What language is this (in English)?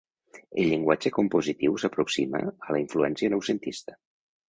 Catalan